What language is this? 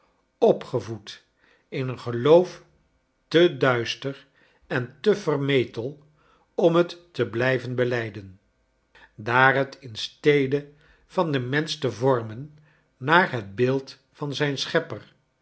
Dutch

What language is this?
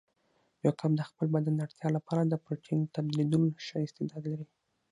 Pashto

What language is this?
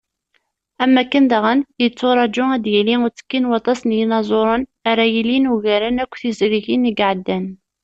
Kabyle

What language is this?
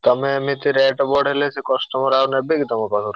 Odia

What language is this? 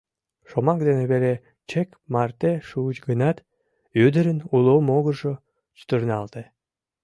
Mari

